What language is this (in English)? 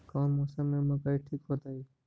Magahi